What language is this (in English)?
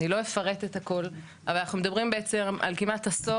Hebrew